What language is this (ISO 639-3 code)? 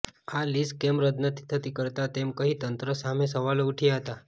guj